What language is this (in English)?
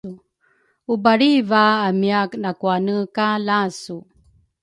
Rukai